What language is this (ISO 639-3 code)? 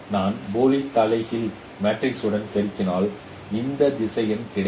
tam